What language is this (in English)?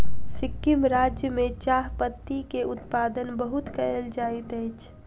Maithili